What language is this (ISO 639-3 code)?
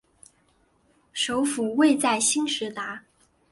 zho